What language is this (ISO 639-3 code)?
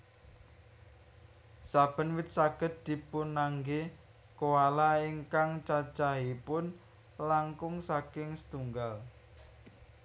jav